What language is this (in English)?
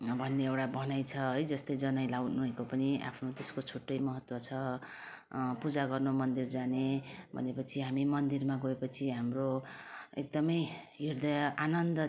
Nepali